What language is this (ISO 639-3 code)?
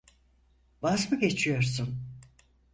tur